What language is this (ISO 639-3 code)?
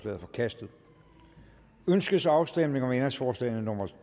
dan